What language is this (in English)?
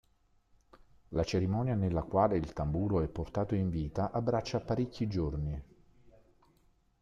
Italian